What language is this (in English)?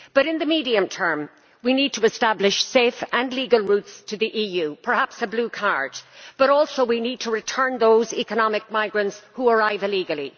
English